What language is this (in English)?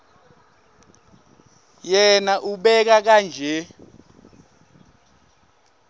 Swati